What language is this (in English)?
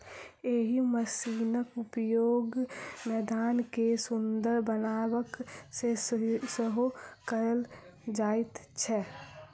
Maithili